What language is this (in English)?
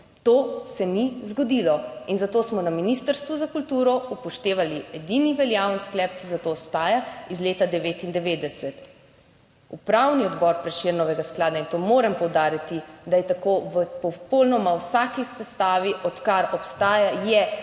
Slovenian